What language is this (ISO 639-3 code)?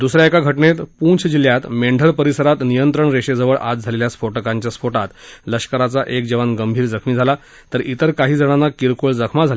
mar